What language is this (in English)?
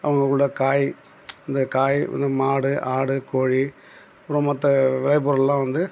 Tamil